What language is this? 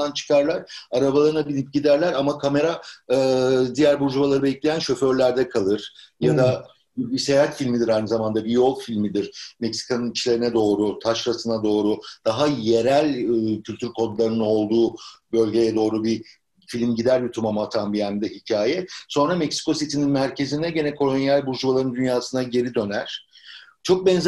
Turkish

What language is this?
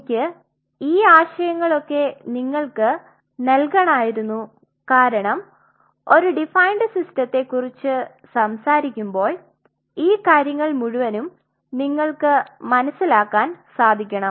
Malayalam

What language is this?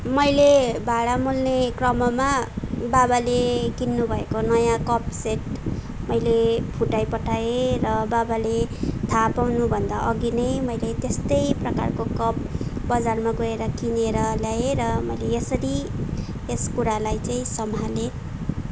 Nepali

